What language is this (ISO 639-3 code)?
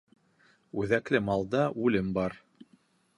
bak